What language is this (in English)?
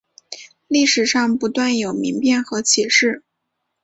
Chinese